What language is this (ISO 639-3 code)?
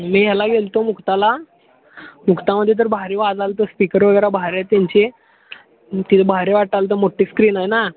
mar